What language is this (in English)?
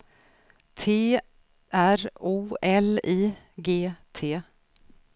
Swedish